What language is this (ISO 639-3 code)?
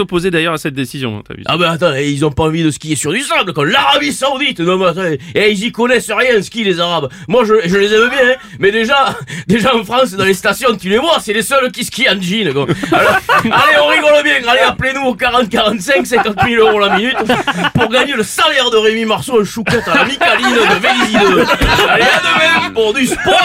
fra